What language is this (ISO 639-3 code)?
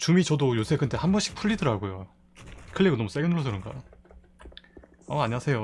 kor